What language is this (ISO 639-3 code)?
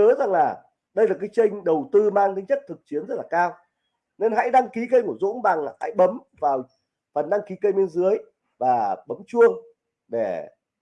vie